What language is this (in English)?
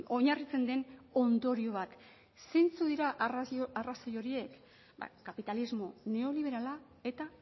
Basque